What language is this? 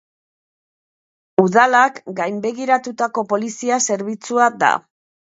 Basque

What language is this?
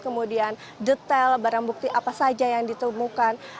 Indonesian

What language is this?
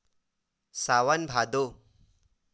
Chhattisgarhi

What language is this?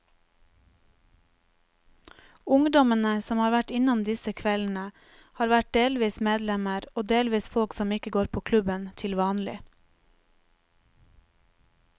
Norwegian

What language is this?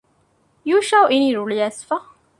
Divehi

